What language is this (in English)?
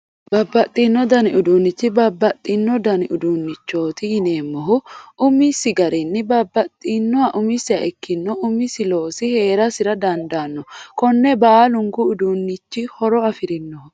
Sidamo